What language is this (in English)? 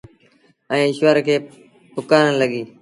Sindhi Bhil